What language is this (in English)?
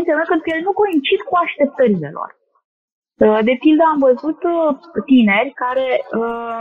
Romanian